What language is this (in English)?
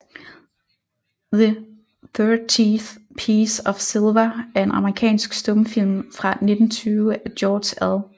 Danish